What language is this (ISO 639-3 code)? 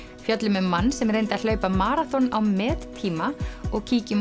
isl